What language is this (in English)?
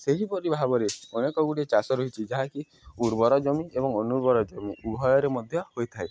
Odia